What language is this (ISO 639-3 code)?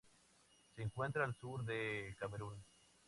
spa